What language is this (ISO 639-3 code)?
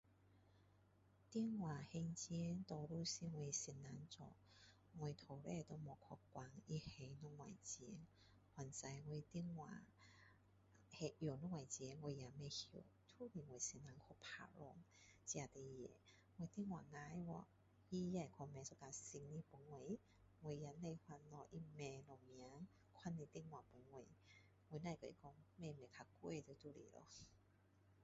cdo